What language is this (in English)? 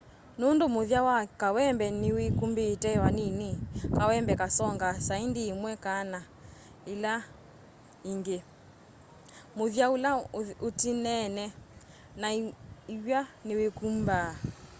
Kamba